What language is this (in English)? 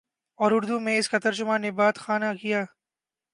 Urdu